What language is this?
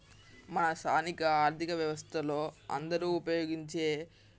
Telugu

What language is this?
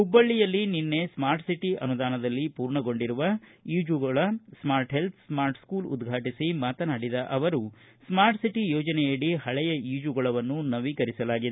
Kannada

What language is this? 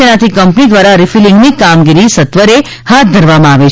Gujarati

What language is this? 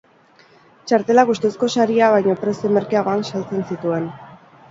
Basque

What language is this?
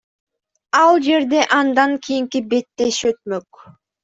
Kyrgyz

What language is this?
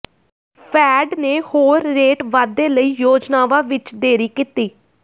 Punjabi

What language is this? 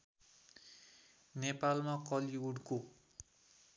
Nepali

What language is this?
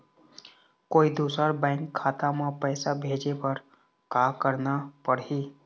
Chhattisgarhi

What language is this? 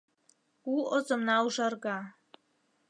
Mari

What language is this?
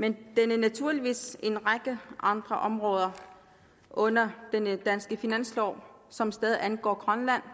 Danish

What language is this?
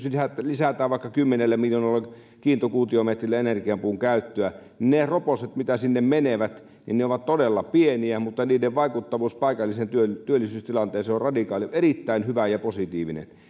Finnish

